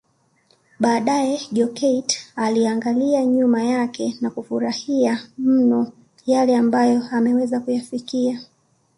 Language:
Swahili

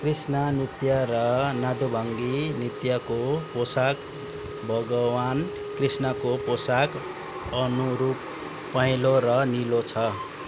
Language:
Nepali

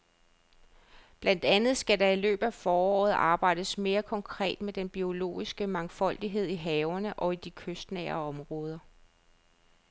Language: Danish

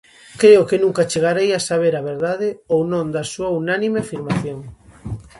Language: Galician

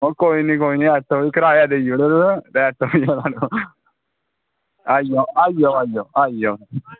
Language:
Dogri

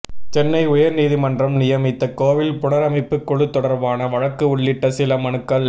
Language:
Tamil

